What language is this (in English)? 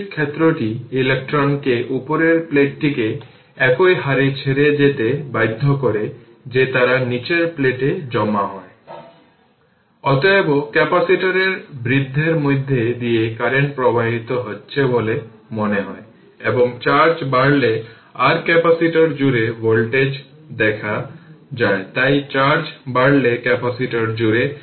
Bangla